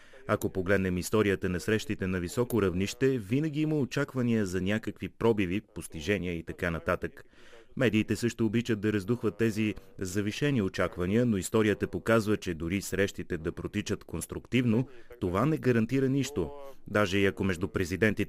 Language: Bulgarian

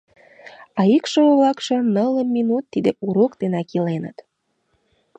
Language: Mari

